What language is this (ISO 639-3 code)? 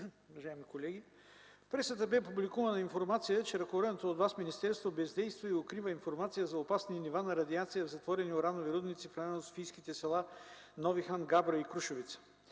bul